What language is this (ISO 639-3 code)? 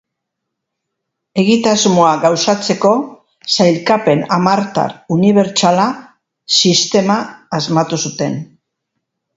eus